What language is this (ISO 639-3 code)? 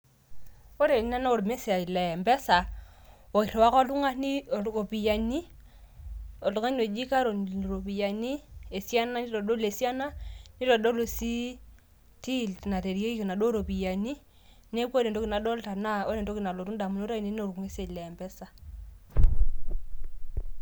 mas